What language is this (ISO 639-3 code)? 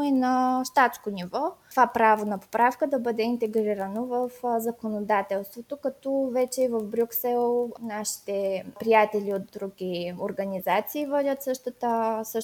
bul